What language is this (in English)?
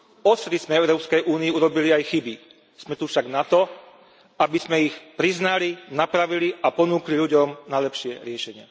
Slovak